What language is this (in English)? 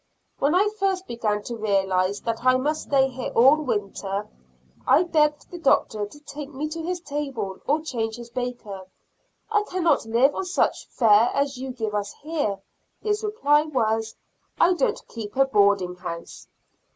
English